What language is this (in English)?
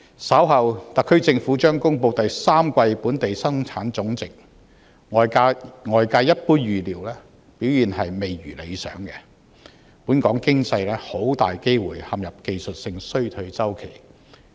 Cantonese